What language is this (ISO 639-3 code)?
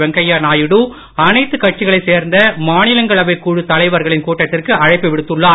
tam